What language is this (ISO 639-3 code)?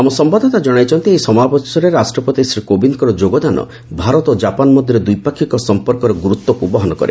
ori